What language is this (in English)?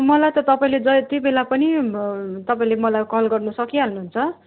Nepali